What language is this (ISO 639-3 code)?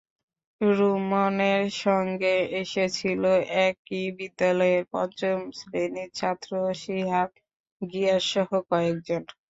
ben